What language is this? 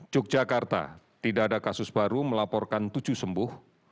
Indonesian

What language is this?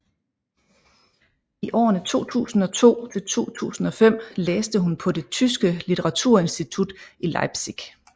Danish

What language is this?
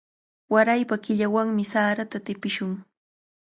Cajatambo North Lima Quechua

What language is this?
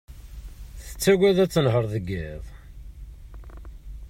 Kabyle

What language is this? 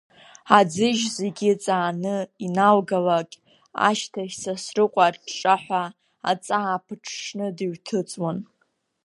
Abkhazian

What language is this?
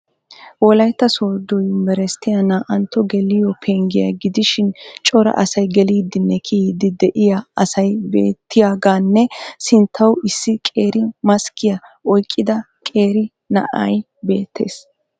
Wolaytta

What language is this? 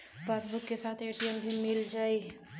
Bhojpuri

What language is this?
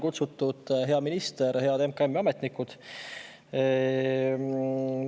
Estonian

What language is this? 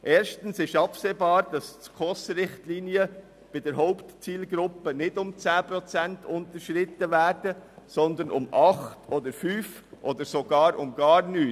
Swiss German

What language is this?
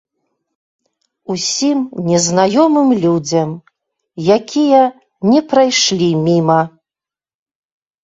Belarusian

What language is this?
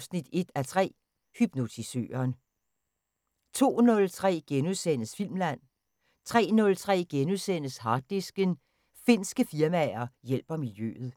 Danish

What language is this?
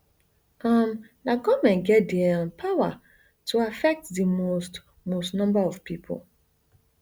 Nigerian Pidgin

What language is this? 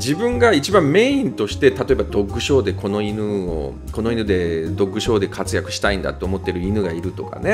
Japanese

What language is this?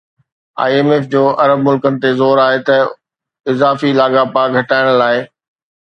Sindhi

